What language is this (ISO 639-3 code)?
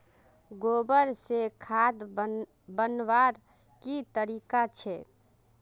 mag